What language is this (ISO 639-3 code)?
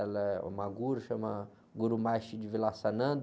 por